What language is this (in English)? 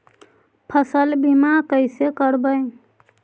Magahi